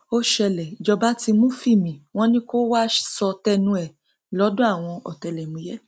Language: Yoruba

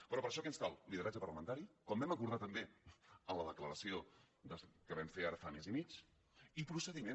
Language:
Catalan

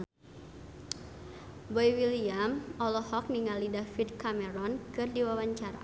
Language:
Sundanese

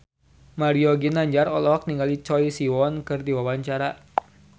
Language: Sundanese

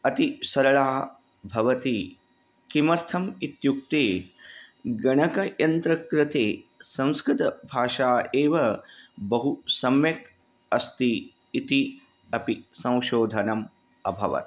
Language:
Sanskrit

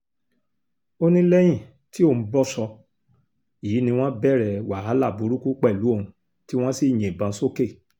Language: Yoruba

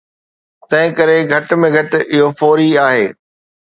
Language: Sindhi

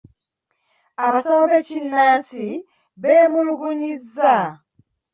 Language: Ganda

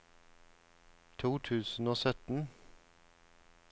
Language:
Norwegian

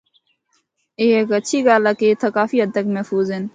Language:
Northern Hindko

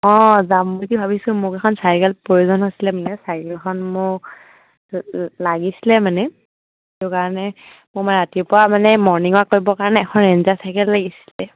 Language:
Assamese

